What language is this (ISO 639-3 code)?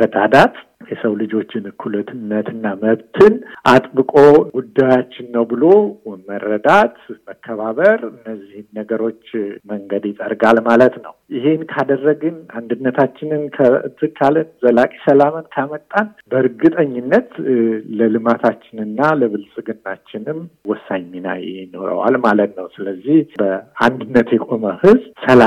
amh